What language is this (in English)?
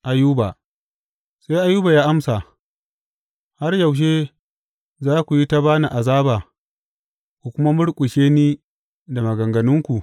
Hausa